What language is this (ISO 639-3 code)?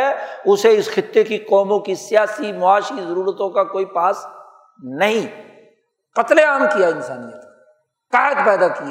urd